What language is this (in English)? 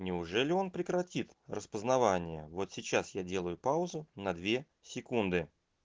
Russian